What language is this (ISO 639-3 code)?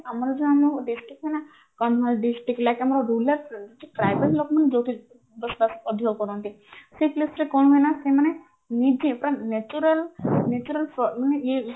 ori